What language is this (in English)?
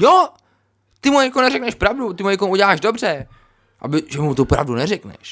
Czech